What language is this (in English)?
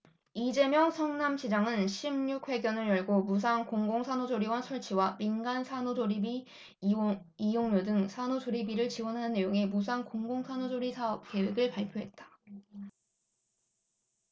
Korean